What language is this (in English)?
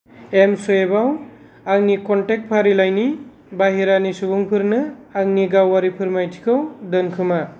Bodo